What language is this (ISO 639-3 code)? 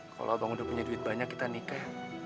ind